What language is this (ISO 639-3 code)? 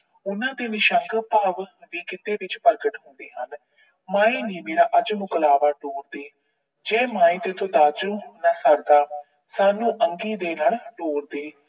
pan